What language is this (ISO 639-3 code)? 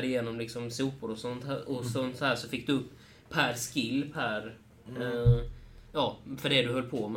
swe